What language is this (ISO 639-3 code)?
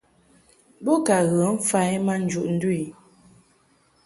mhk